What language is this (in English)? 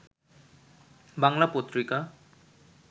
Bangla